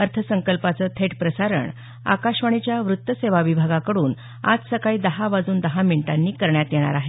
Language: Marathi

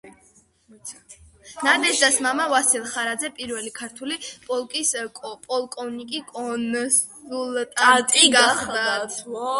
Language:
Georgian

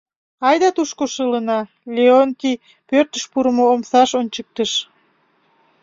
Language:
Mari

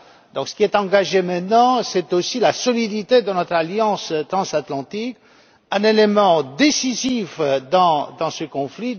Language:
French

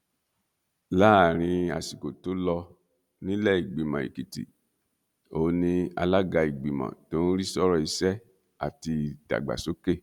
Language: Yoruba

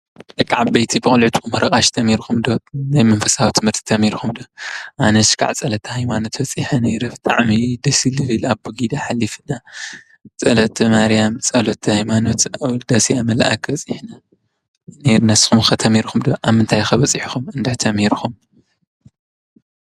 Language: Tigrinya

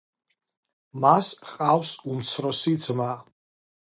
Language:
Georgian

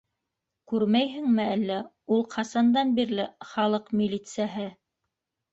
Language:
Bashkir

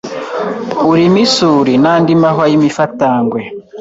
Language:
Kinyarwanda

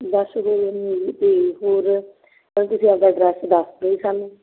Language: Punjabi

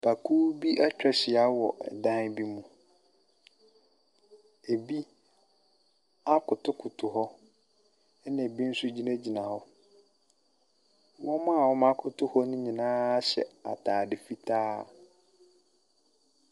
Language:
Akan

